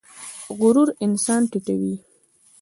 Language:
Pashto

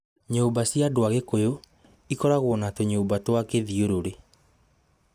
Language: Kikuyu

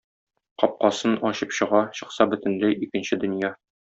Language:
Tatar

